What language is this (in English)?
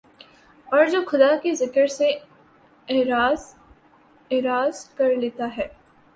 Urdu